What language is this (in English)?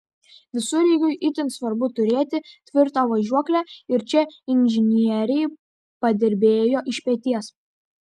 Lithuanian